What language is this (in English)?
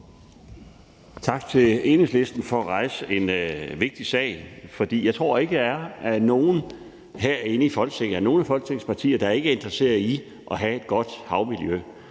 Danish